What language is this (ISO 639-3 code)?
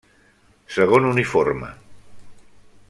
cat